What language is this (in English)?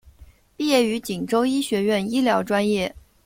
Chinese